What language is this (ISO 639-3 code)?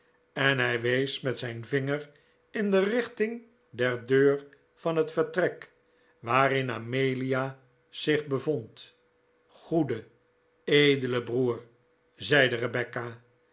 nld